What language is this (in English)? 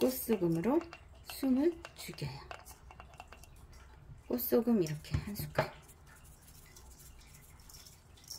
Korean